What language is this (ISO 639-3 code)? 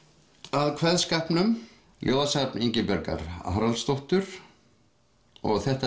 isl